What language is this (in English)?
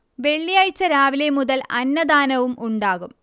Malayalam